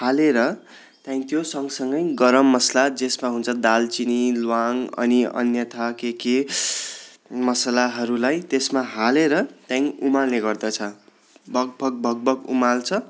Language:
Nepali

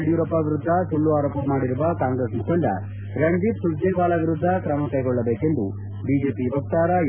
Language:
Kannada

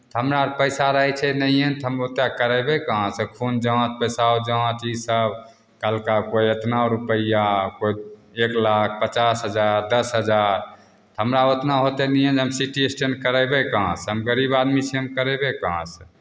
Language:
Maithili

